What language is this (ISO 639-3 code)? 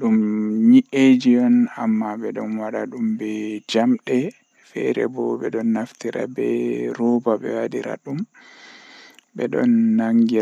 fuh